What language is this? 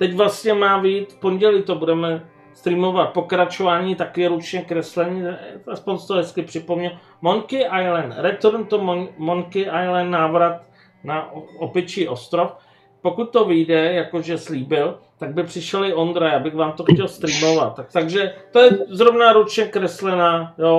Czech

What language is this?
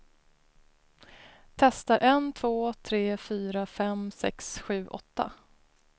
Swedish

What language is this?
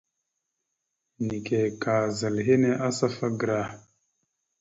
Mada (Cameroon)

